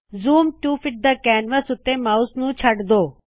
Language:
Punjabi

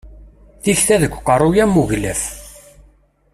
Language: Kabyle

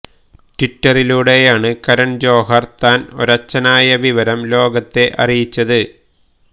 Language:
Malayalam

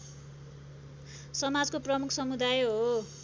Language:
Nepali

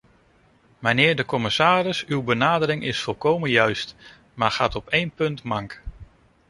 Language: Dutch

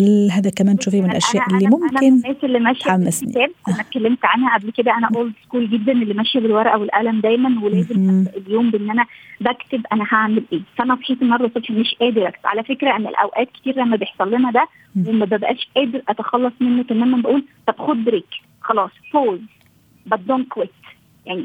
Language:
Arabic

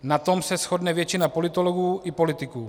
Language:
Czech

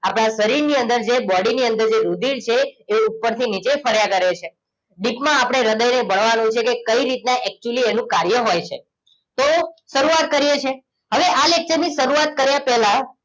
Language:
Gujarati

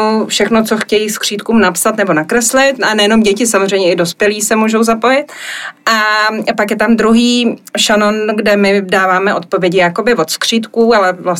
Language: Czech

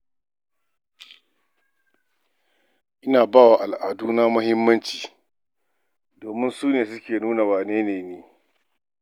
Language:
Hausa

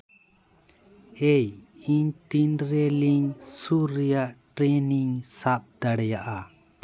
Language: Santali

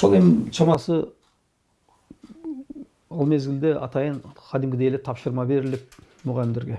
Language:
Turkish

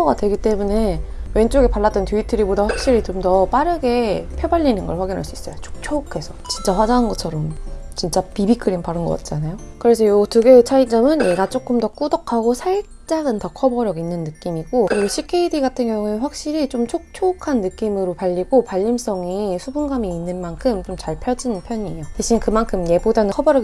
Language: Korean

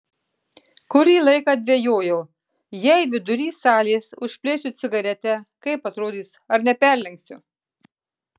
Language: Lithuanian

